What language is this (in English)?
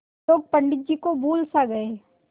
Hindi